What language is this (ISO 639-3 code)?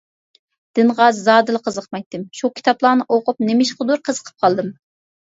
uig